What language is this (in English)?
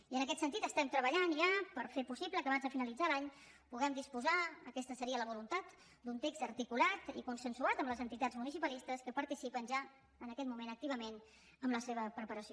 Catalan